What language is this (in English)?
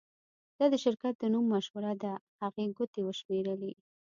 Pashto